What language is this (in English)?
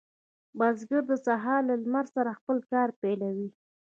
Pashto